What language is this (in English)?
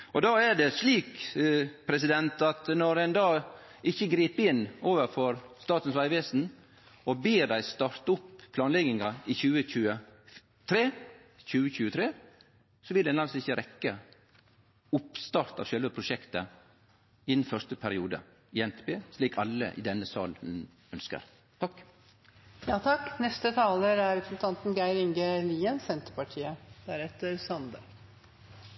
Norwegian Nynorsk